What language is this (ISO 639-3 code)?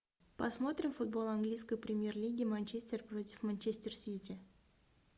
rus